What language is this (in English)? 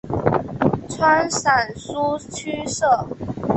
Chinese